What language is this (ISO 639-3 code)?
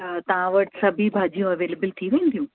snd